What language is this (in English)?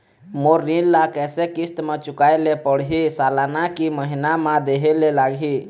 Chhattisgarhi